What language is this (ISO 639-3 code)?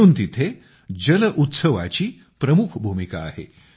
mar